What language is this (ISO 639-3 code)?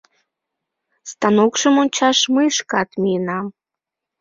chm